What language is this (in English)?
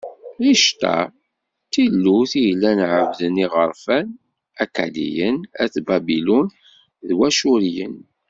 Kabyle